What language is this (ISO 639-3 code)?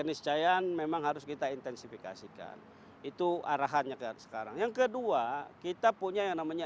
ind